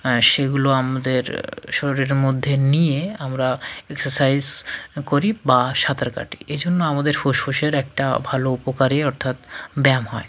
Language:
Bangla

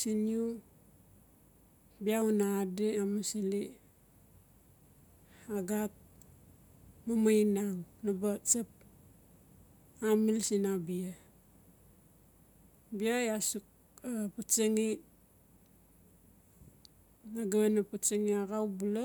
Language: Notsi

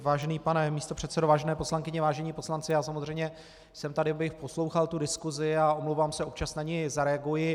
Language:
Czech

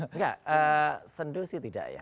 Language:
Indonesian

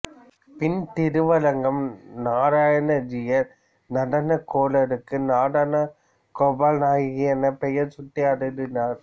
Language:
Tamil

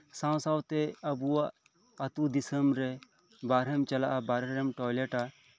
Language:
Santali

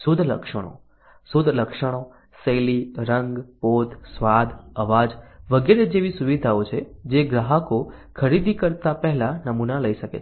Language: Gujarati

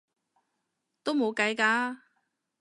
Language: Cantonese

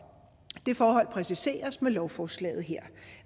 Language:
Danish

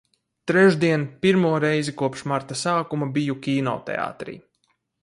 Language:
Latvian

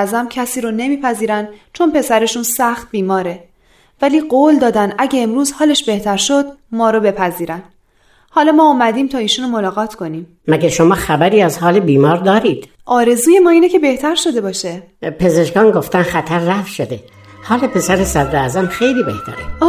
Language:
Persian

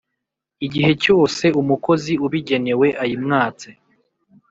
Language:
Kinyarwanda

